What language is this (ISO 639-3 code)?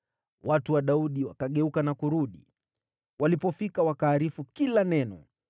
swa